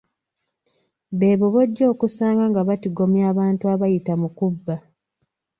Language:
Ganda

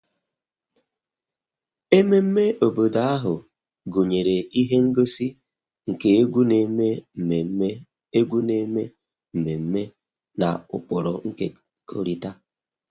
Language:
Igbo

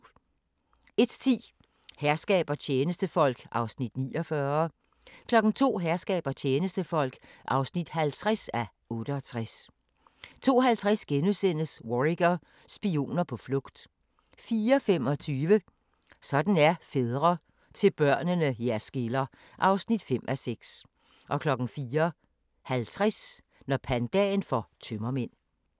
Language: Danish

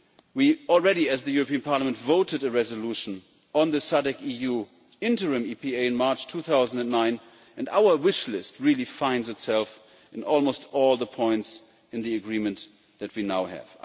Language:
English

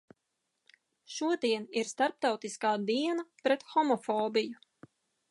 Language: Latvian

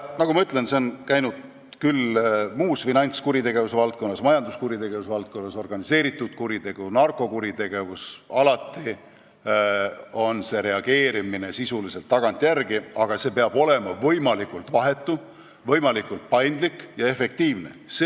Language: Estonian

